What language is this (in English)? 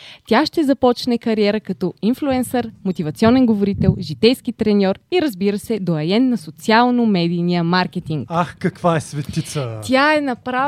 Bulgarian